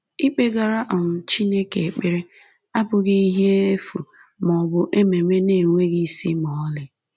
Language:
Igbo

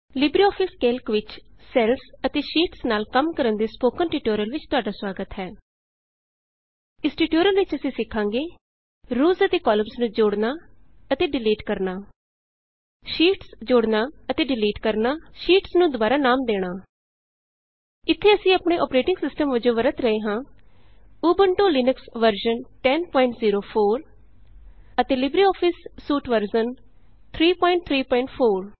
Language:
Punjabi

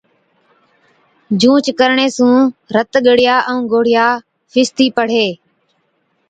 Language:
Od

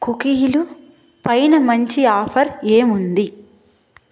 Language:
Telugu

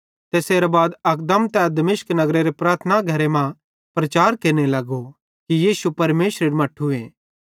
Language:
Bhadrawahi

